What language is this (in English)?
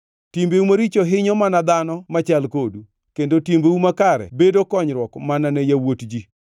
Luo (Kenya and Tanzania)